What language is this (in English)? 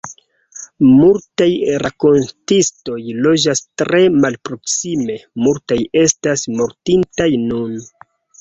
Esperanto